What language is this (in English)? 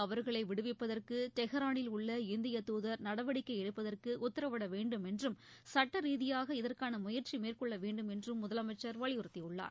Tamil